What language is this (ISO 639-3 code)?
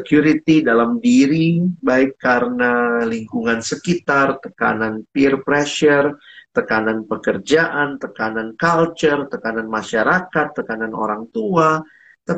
ind